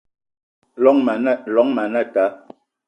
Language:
Eton (Cameroon)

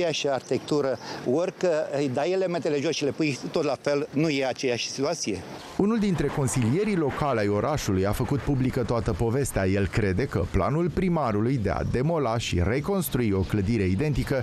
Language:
Romanian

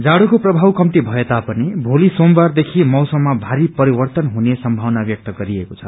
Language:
Nepali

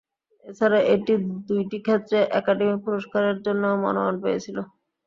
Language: Bangla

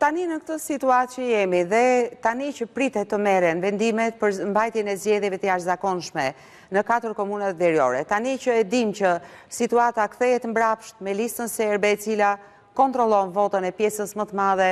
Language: Romanian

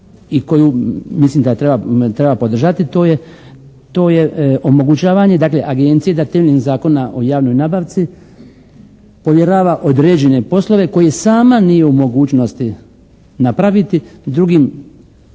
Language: Croatian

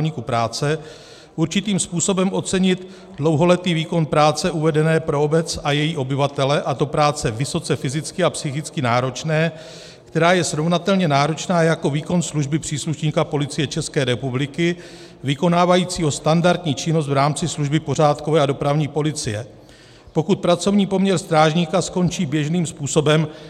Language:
Czech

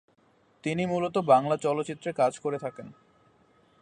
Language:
Bangla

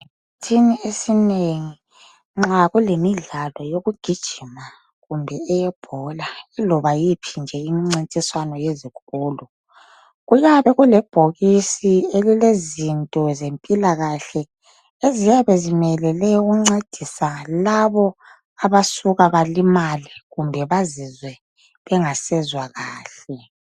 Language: North Ndebele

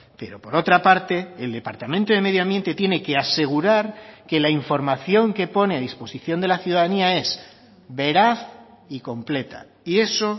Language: Spanish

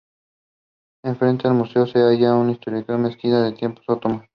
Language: Spanish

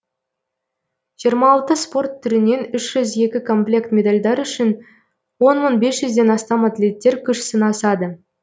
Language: Kazakh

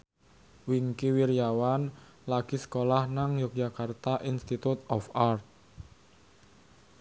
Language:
Javanese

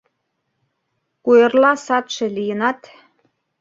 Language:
Mari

